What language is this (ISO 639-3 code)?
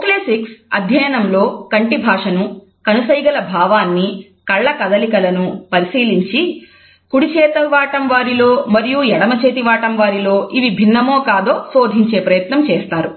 tel